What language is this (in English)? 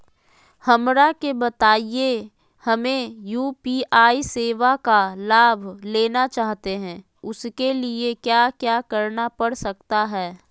Magahi